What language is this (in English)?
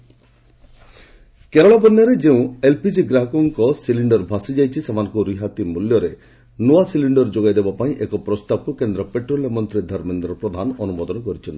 Odia